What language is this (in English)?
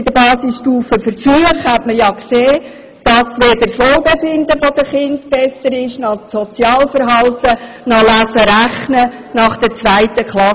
Swiss German